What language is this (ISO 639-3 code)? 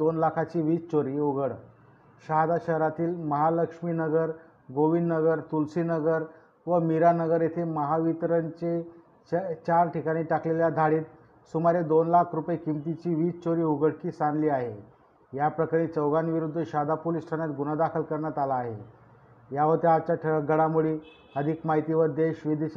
mar